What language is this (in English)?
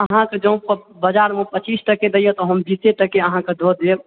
Maithili